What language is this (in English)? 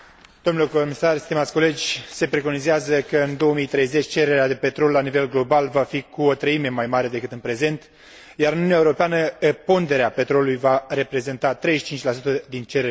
Romanian